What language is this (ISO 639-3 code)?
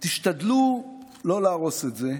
heb